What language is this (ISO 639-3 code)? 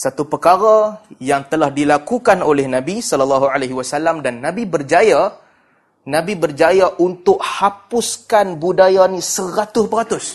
msa